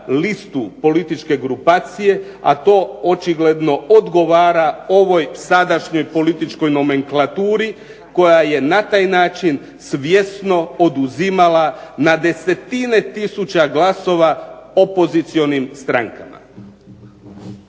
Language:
Croatian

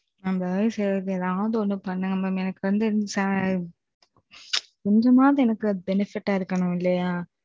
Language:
Tamil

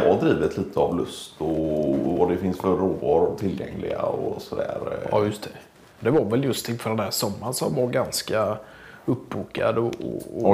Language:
Swedish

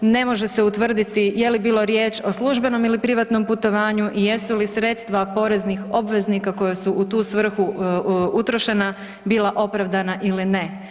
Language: Croatian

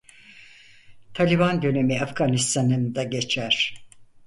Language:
Turkish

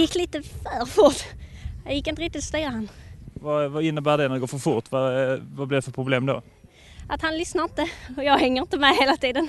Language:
Swedish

